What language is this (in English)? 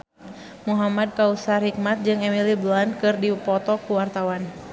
Sundanese